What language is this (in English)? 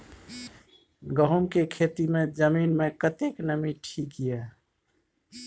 Maithili